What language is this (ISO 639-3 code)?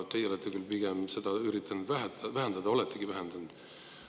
est